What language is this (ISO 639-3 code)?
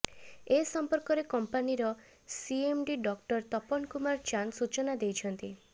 ori